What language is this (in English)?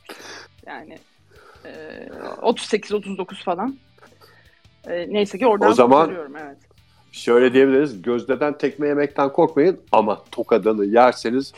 Turkish